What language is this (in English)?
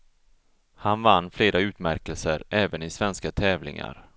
Swedish